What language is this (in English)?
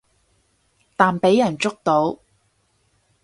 Cantonese